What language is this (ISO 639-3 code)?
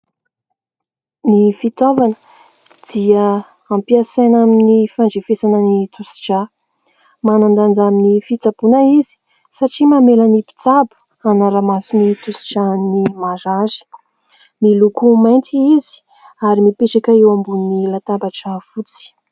mlg